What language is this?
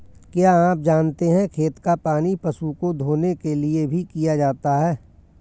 Hindi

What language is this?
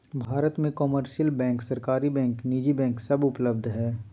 Magahi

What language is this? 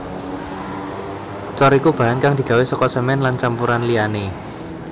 Javanese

